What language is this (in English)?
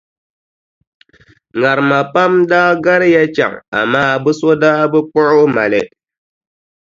Dagbani